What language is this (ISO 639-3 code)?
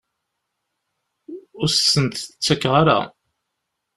kab